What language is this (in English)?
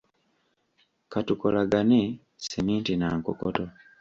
Ganda